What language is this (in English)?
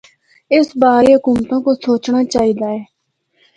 Northern Hindko